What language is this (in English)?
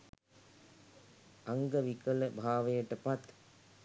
Sinhala